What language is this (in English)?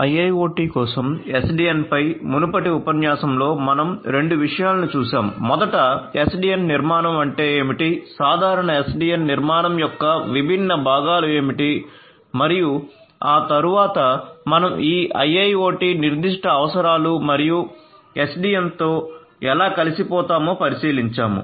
Telugu